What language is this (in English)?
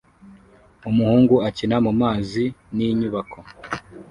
Kinyarwanda